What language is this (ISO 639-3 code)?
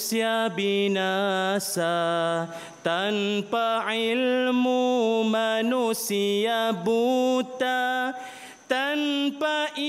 msa